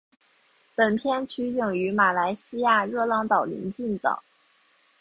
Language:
Chinese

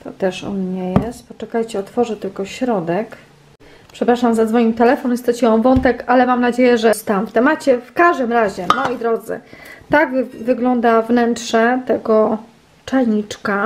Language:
Polish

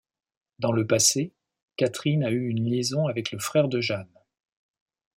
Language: French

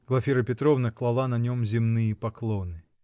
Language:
Russian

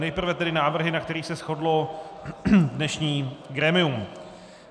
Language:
Czech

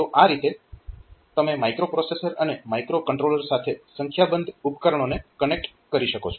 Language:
Gujarati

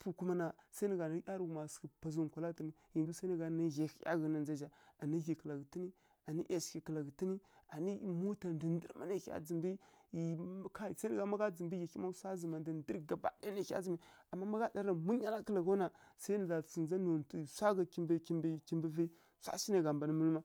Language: Kirya-Konzəl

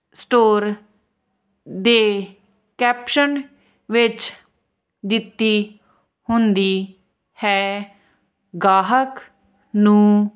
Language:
Punjabi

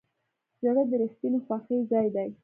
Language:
Pashto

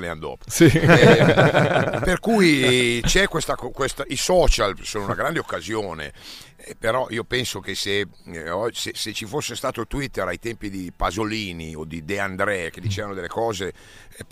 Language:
Italian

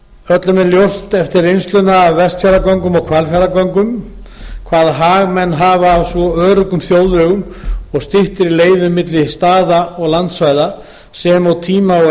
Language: Icelandic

